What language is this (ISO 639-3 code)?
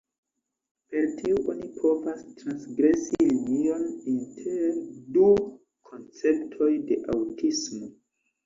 epo